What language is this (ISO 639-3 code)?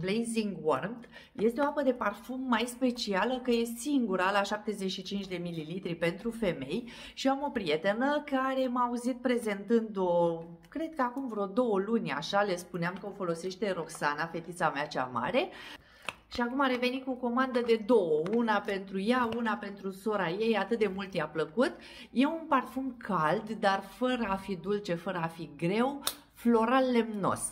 ron